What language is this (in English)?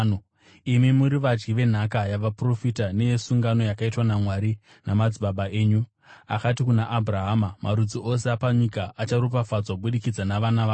Shona